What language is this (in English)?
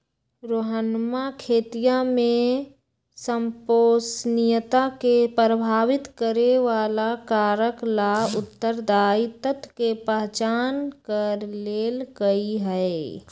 Magahi